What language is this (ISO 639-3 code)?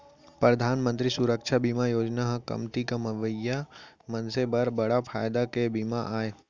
hne